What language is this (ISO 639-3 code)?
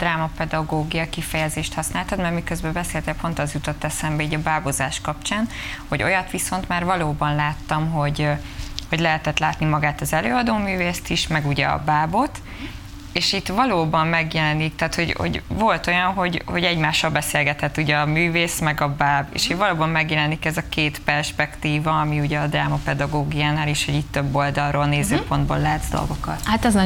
hun